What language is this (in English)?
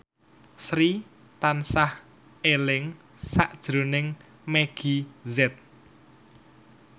Javanese